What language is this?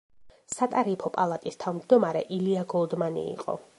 Georgian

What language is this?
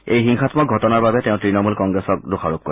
Assamese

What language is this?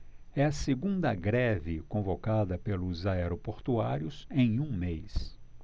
Portuguese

